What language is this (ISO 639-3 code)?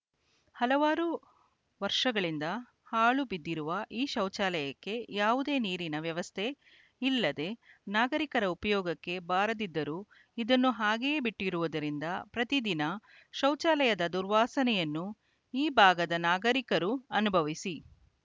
kan